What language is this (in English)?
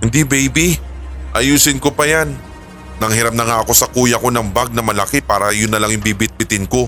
Filipino